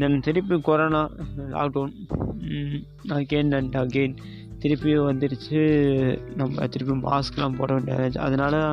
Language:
Tamil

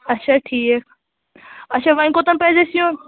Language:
Kashmiri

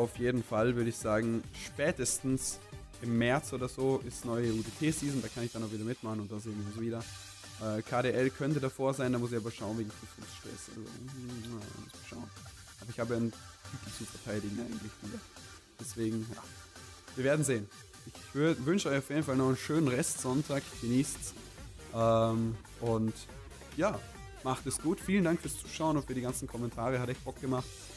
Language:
German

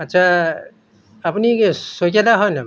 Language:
Assamese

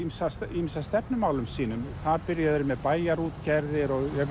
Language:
Icelandic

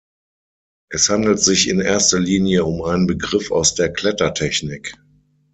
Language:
German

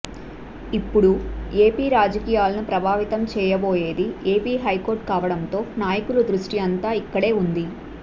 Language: Telugu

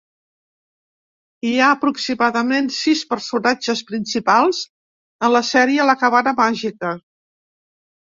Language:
Catalan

